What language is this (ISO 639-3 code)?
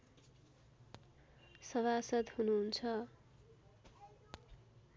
nep